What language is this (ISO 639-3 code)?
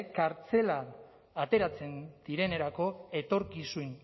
eus